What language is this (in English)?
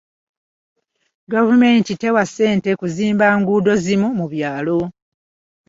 Ganda